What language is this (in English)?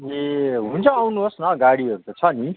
Nepali